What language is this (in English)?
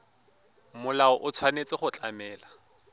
Tswana